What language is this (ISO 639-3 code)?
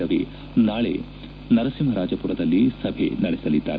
kan